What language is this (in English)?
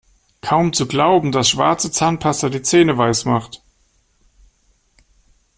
German